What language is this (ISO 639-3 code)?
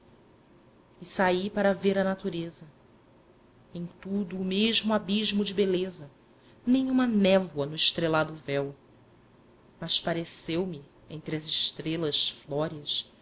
por